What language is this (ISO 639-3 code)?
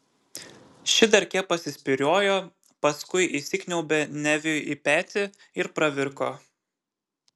lit